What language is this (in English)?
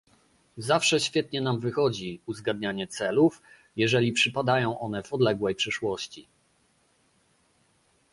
Polish